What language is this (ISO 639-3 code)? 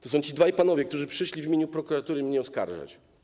pol